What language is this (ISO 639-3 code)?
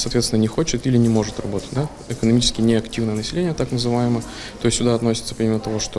rus